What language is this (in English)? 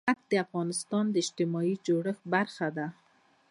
Pashto